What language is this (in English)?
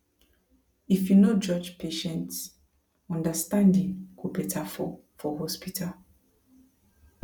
Nigerian Pidgin